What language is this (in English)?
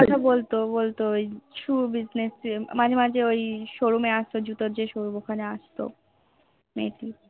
Bangla